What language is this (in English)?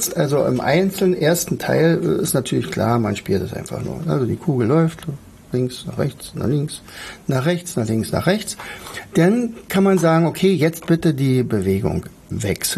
German